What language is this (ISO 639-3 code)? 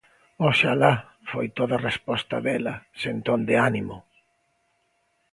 glg